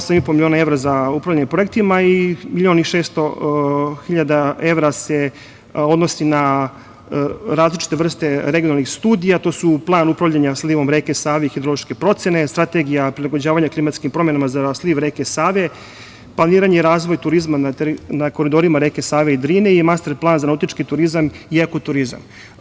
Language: Serbian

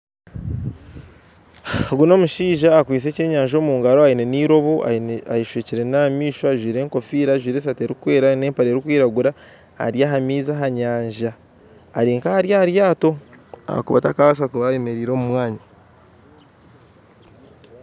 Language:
Nyankole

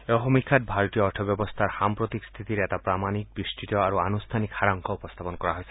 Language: Assamese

